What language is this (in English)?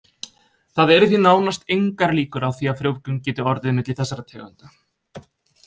Icelandic